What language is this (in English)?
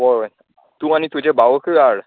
Konkani